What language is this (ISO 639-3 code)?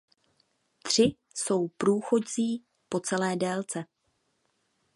ces